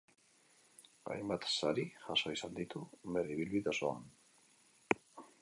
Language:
Basque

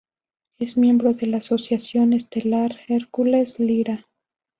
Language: Spanish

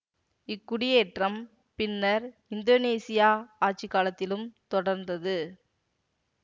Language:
Tamil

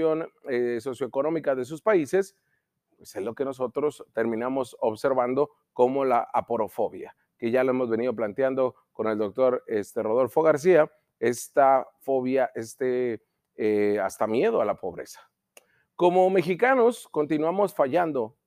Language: Spanish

